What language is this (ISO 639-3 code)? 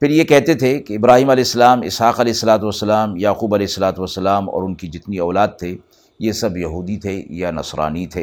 urd